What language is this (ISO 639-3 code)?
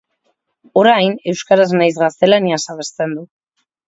eus